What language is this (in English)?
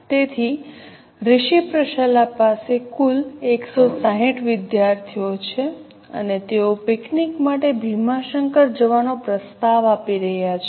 Gujarati